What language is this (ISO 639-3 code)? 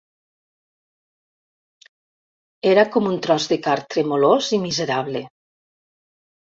cat